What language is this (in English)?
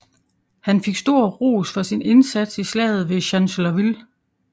Danish